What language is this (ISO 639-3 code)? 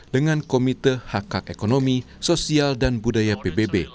ind